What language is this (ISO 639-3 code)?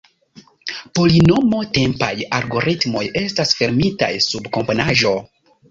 epo